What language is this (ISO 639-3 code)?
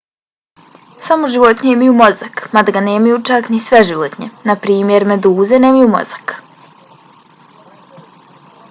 bos